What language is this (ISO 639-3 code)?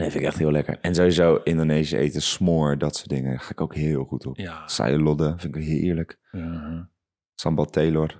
nld